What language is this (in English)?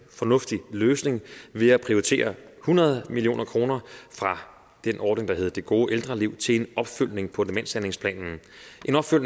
Danish